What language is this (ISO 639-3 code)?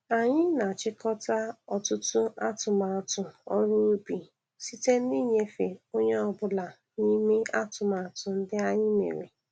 ibo